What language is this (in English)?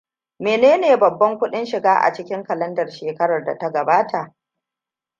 Hausa